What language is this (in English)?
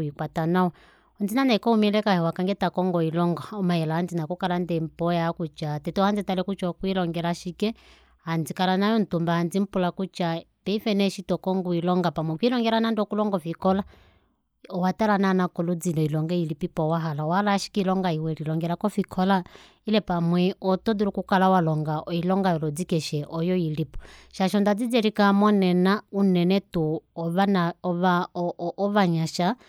Kuanyama